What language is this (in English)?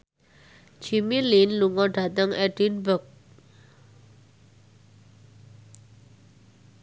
Javanese